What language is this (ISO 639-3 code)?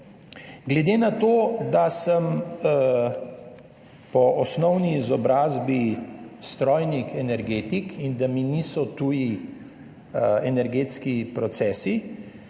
slv